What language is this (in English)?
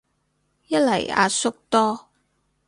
Cantonese